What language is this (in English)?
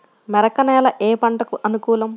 Telugu